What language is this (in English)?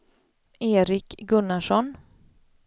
Swedish